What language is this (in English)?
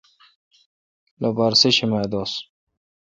Kalkoti